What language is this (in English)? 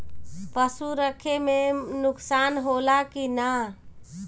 Bhojpuri